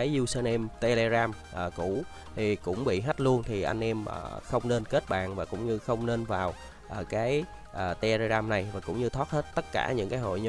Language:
Vietnamese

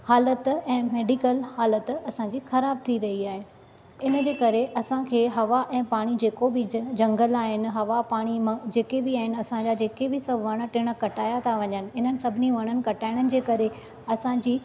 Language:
Sindhi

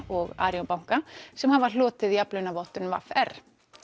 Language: Icelandic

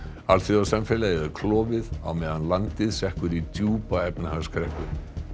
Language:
Icelandic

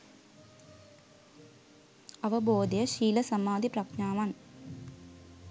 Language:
Sinhala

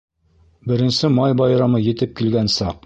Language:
Bashkir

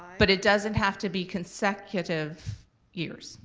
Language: English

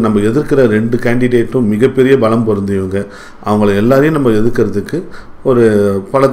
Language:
Korean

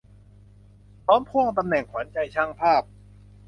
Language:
Thai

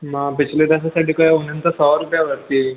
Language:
Sindhi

